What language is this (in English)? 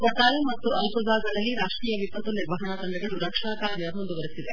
Kannada